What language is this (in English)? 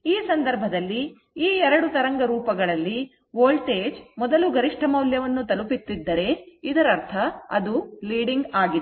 Kannada